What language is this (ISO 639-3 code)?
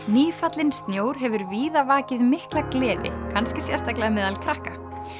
isl